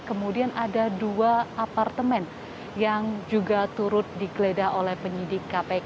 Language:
Indonesian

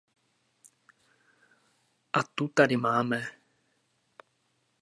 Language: Czech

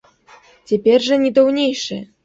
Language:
Belarusian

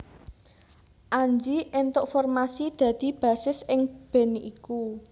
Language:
Javanese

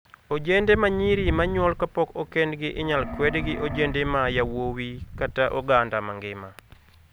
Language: Luo (Kenya and Tanzania)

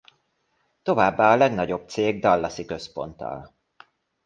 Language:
Hungarian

